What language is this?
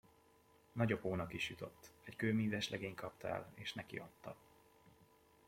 Hungarian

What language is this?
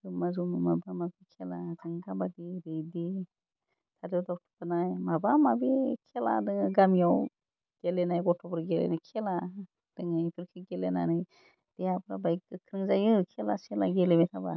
Bodo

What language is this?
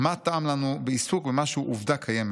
Hebrew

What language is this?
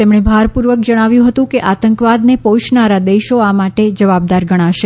Gujarati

